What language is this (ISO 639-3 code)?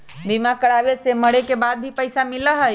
mag